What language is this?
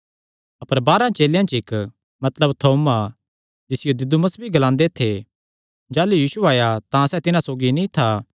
Kangri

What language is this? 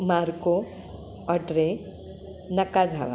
Marathi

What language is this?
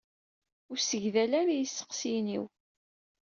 Kabyle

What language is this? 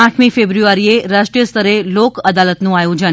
Gujarati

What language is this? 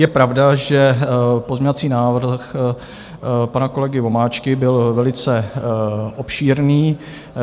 Czech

